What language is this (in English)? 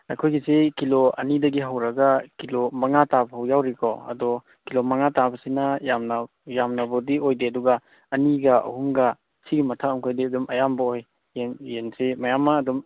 Manipuri